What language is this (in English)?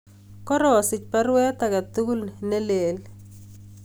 Kalenjin